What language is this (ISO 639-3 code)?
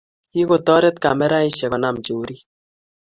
kln